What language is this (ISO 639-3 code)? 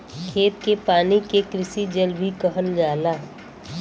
bho